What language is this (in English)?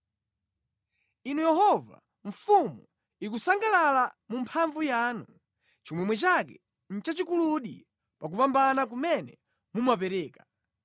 Nyanja